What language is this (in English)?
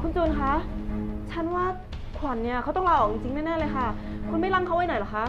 Thai